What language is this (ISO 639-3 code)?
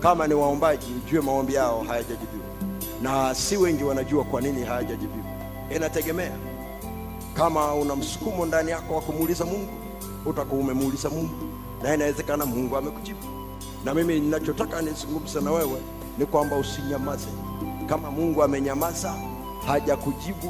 swa